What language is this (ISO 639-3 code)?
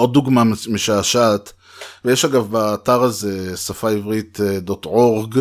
heb